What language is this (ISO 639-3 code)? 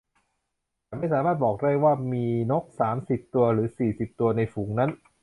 tha